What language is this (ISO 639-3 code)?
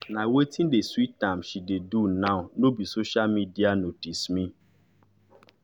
pcm